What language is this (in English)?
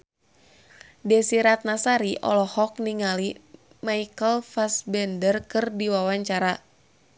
Sundanese